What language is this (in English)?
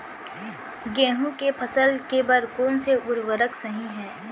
Chhattisgarhi